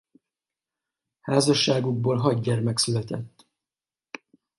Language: Hungarian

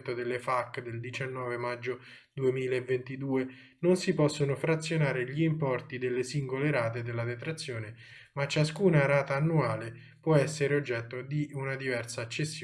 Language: Italian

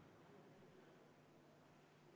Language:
Estonian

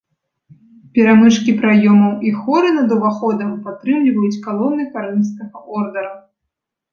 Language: Belarusian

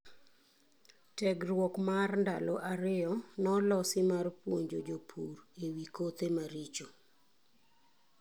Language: Luo (Kenya and Tanzania)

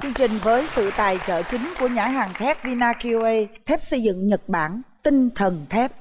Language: Vietnamese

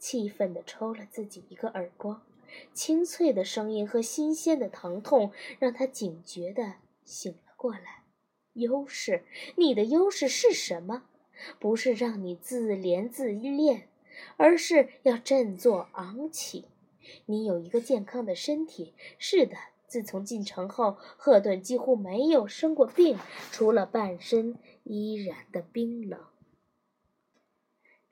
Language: Chinese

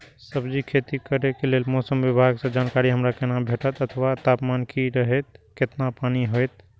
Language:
Maithili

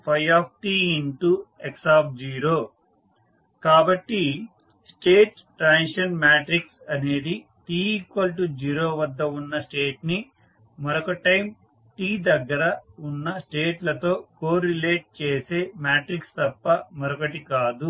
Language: Telugu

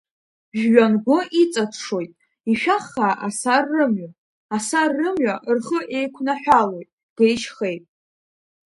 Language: Abkhazian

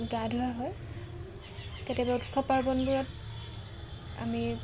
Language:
Assamese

